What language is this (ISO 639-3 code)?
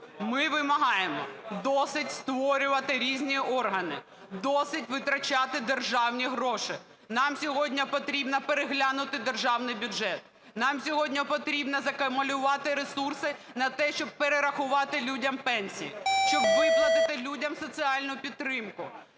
ukr